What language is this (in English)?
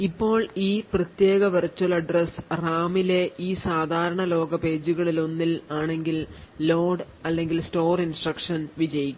Malayalam